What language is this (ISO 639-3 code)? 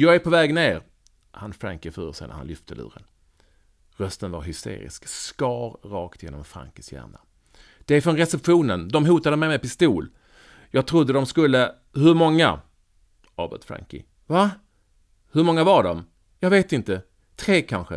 swe